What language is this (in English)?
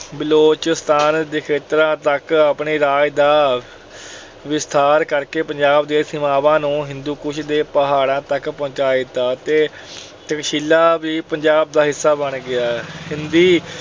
Punjabi